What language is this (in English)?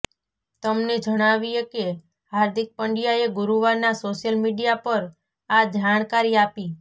Gujarati